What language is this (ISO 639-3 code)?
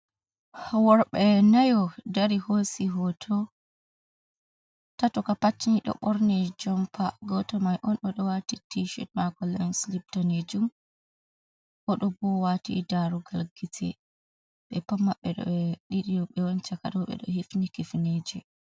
ful